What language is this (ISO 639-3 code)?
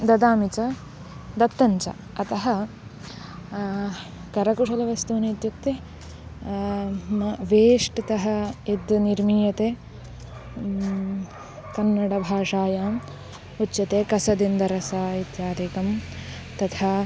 san